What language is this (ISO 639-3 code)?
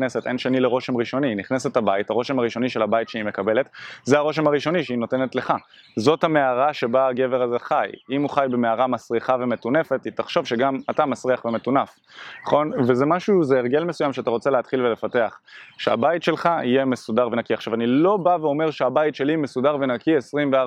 heb